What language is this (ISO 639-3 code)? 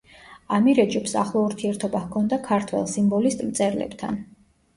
kat